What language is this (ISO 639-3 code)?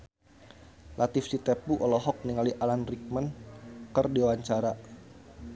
sun